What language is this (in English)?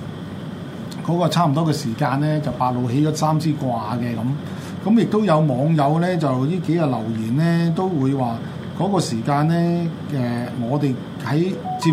Chinese